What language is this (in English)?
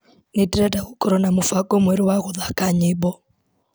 Kikuyu